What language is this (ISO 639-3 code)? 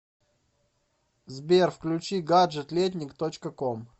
rus